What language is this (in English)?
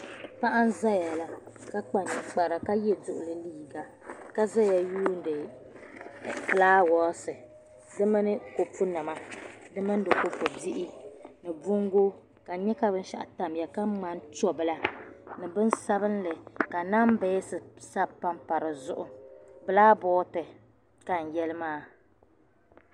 Dagbani